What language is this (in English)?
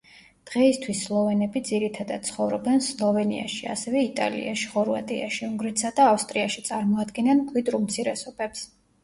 Georgian